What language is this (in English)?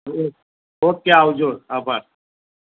Gujarati